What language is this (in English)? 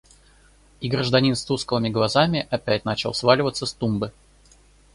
Russian